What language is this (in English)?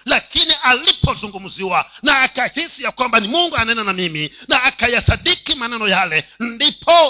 Swahili